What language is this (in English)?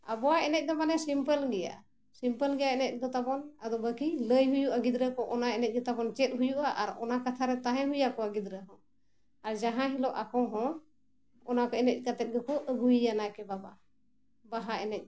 Santali